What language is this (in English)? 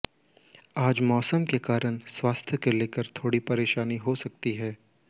Hindi